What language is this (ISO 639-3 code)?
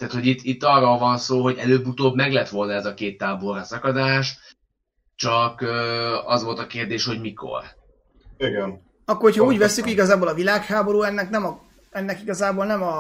hun